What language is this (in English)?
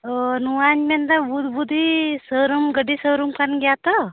Santali